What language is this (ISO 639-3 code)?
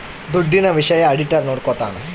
kan